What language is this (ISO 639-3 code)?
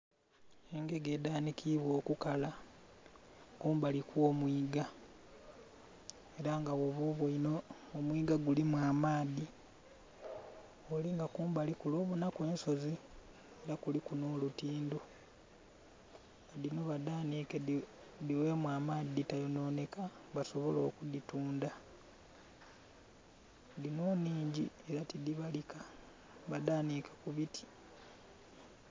xog